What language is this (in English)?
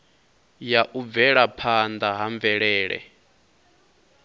Venda